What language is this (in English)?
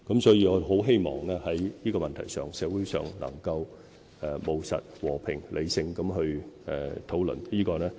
Cantonese